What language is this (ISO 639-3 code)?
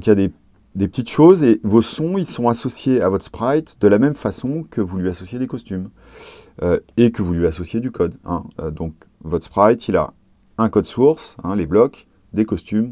fra